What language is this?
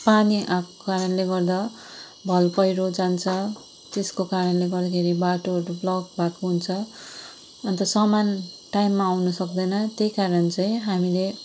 Nepali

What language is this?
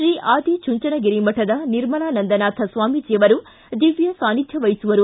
Kannada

